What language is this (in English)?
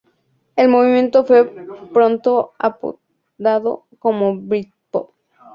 Spanish